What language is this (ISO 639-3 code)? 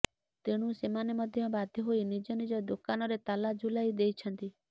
ori